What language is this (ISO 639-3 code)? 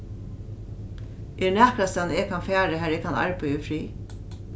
fao